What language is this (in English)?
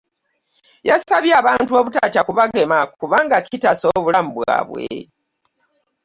Ganda